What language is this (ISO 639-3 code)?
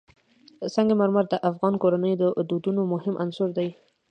pus